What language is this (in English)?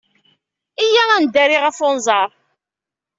Kabyle